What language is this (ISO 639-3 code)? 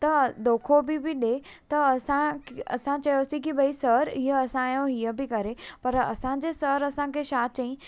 snd